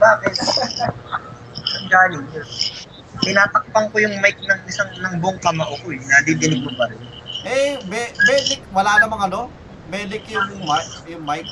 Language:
Filipino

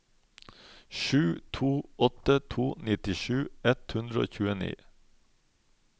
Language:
Norwegian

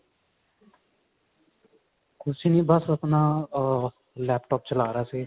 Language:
Punjabi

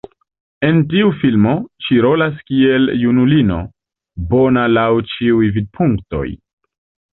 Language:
Esperanto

